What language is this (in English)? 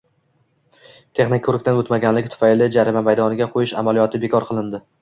Uzbek